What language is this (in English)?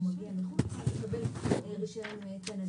Hebrew